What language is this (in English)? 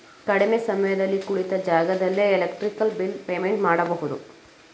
Kannada